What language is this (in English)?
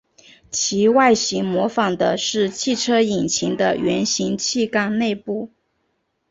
Chinese